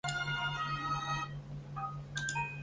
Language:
Chinese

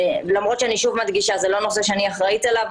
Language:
Hebrew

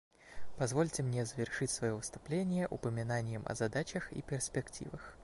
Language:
Russian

